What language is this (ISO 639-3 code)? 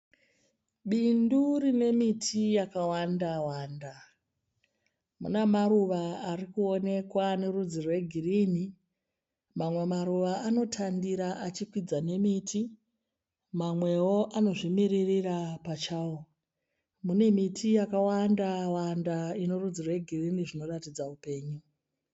sna